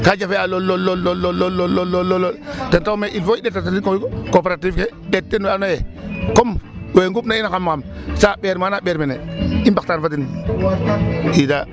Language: Serer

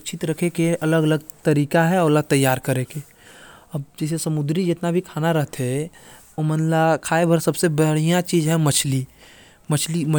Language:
Korwa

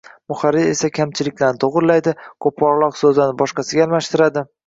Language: Uzbek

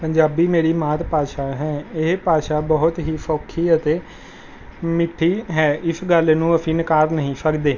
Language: Punjabi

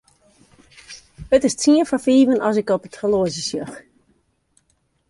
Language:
Western Frisian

